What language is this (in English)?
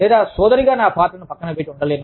Telugu